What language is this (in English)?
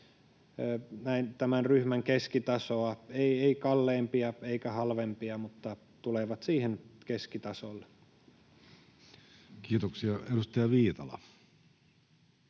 Finnish